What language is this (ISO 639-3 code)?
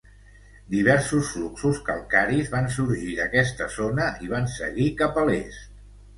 cat